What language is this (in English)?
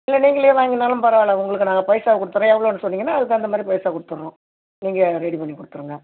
Tamil